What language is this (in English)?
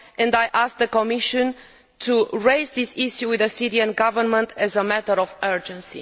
English